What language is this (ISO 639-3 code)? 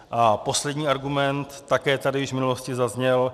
ces